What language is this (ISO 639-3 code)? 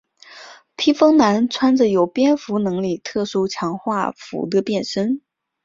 zho